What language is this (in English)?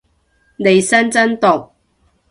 Cantonese